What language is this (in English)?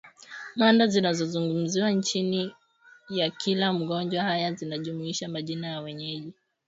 Swahili